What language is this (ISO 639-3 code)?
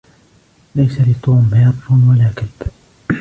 ara